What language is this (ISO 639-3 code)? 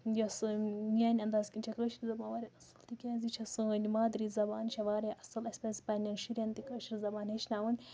kas